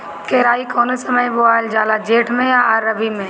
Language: Bhojpuri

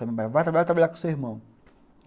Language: Portuguese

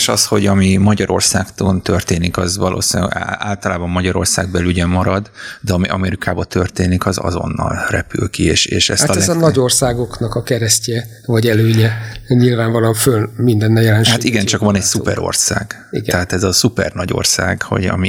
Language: Hungarian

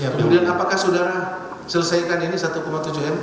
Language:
Indonesian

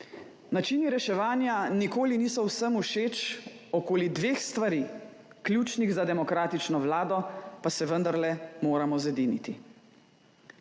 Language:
Slovenian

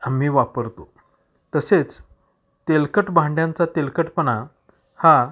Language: Marathi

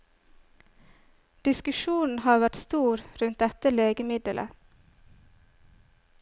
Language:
Norwegian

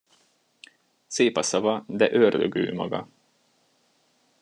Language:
Hungarian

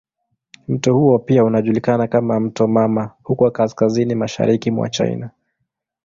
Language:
Swahili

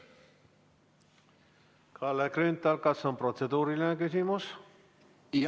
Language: Estonian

